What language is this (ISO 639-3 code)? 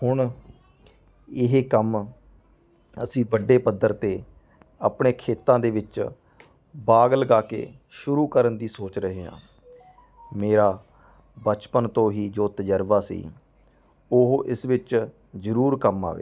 pan